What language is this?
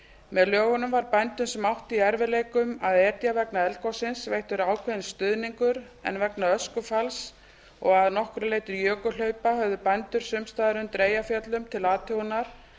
Icelandic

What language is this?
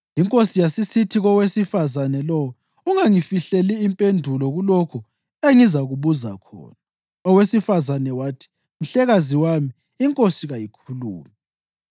North Ndebele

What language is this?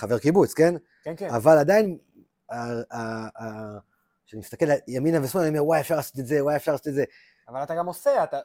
Hebrew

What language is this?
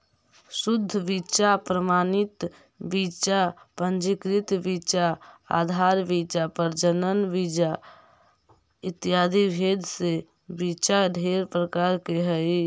Magahi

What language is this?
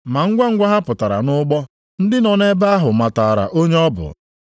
Igbo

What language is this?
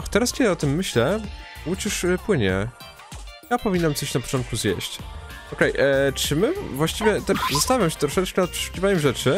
Polish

